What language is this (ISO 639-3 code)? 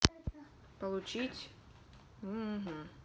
rus